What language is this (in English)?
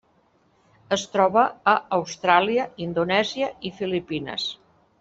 Catalan